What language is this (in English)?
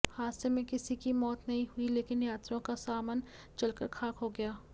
Hindi